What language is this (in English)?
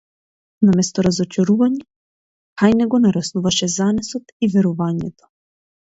Macedonian